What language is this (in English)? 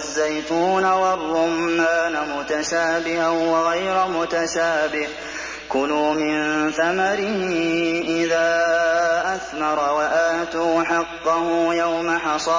Arabic